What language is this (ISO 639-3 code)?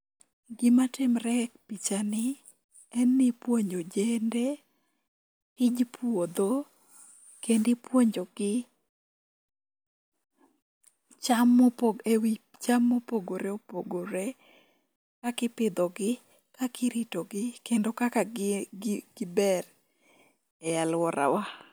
luo